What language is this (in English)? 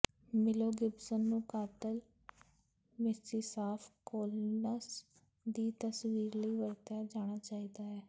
Punjabi